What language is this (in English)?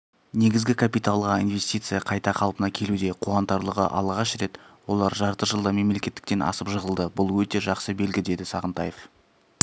Kazakh